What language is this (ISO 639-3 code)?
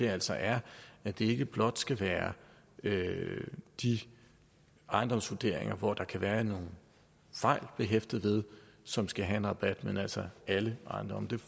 dan